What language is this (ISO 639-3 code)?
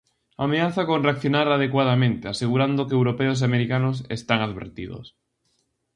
glg